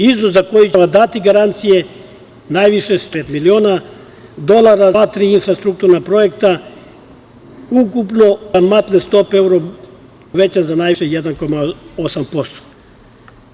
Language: Serbian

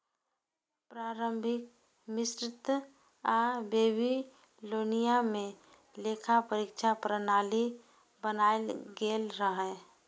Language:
Maithili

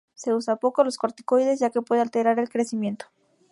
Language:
Spanish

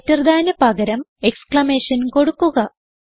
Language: Malayalam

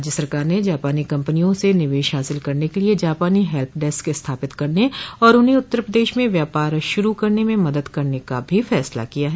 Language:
Hindi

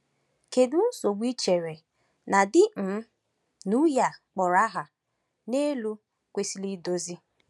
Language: Igbo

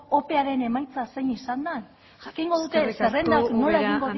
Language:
Basque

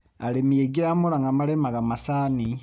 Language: Kikuyu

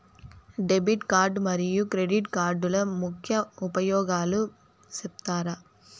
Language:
Telugu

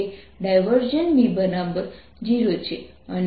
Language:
Gujarati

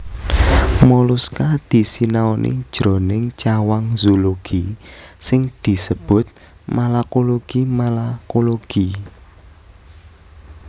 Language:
Javanese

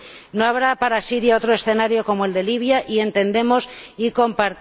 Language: Spanish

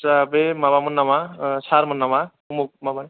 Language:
Bodo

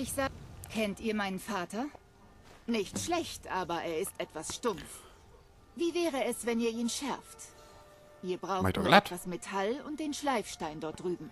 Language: German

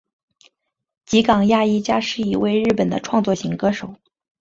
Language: Chinese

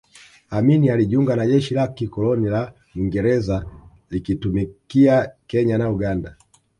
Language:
Swahili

